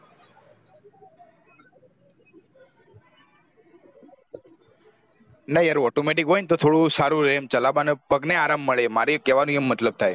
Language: Gujarati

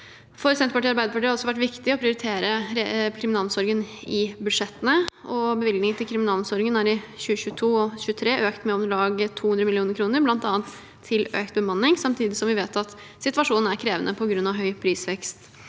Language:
Norwegian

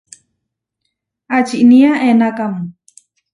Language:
Huarijio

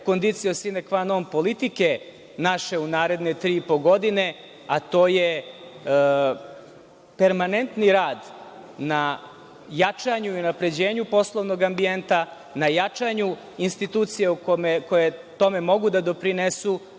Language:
Serbian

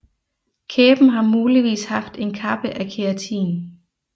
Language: Danish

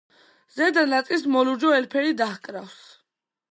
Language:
Georgian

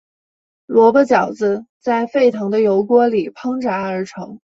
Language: Chinese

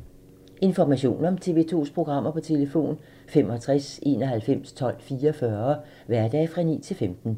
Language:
Danish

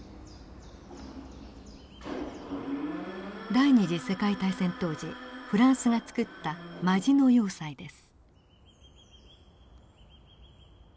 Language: Japanese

